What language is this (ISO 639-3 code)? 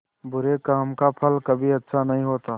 hin